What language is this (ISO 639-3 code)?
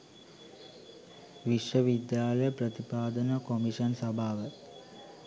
sin